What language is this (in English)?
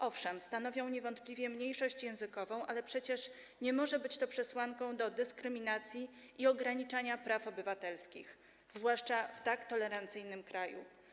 Polish